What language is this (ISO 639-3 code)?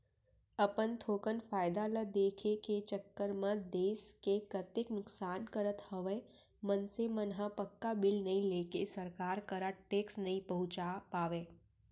hne